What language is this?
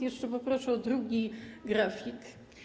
Polish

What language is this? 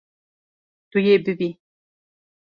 Kurdish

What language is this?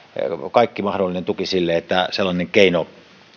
Finnish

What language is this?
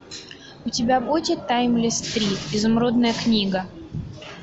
Russian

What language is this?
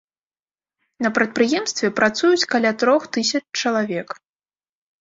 Belarusian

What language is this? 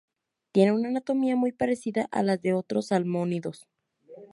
Spanish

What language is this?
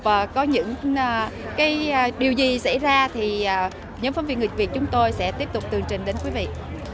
Vietnamese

